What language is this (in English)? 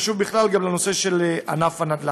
Hebrew